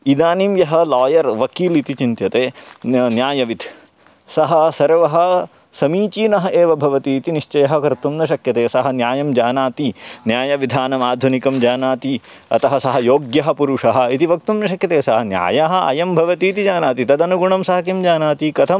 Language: Sanskrit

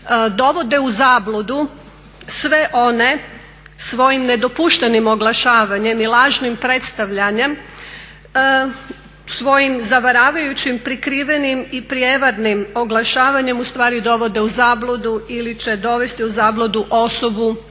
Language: Croatian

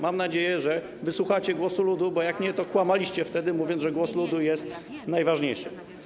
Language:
Polish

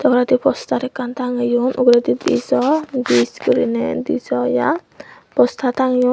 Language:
Chakma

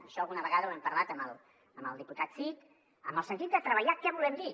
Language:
Catalan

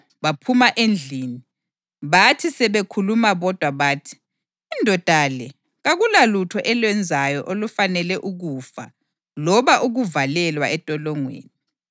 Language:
North Ndebele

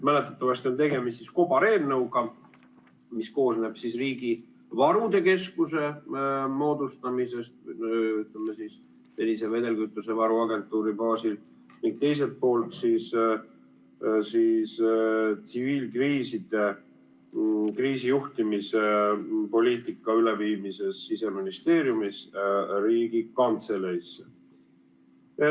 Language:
Estonian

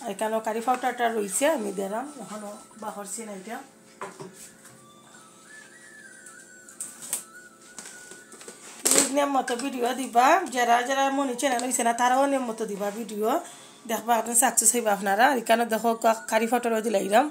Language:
Arabic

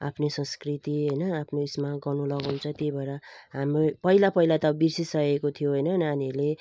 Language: Nepali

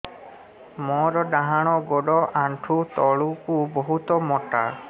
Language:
Odia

